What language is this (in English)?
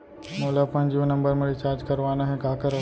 Chhattisgarhi